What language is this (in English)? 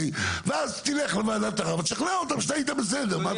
Hebrew